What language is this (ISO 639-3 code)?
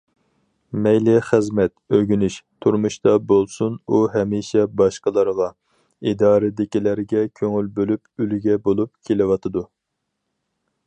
uig